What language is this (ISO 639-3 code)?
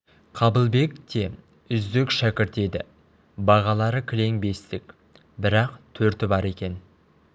kaz